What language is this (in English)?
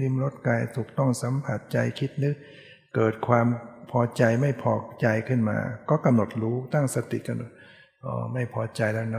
Thai